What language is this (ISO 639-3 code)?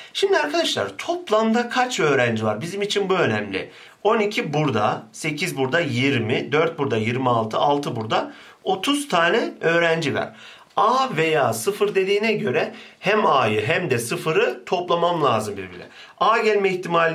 tur